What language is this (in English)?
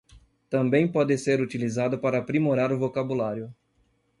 Portuguese